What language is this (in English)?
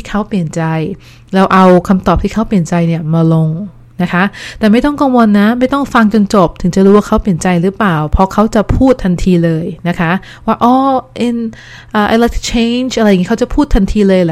Thai